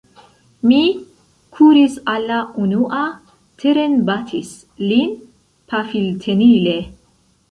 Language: Esperanto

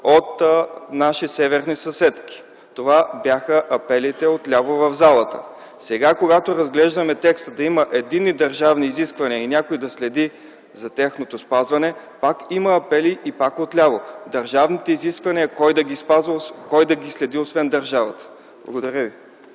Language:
Bulgarian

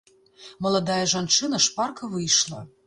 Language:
Belarusian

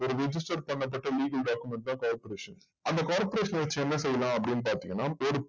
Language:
Tamil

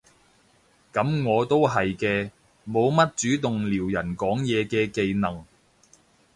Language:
Cantonese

